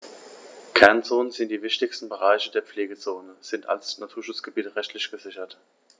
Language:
German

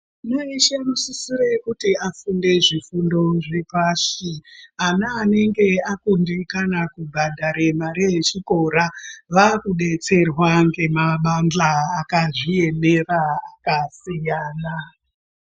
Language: Ndau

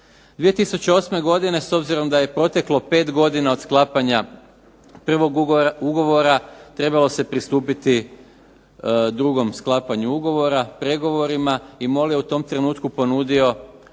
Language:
Croatian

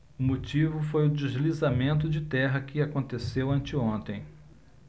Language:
Portuguese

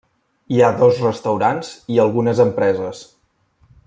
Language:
Catalan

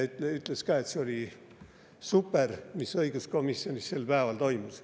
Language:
Estonian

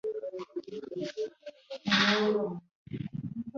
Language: Kinyarwanda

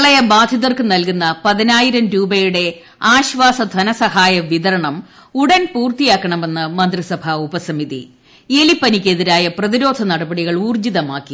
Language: Malayalam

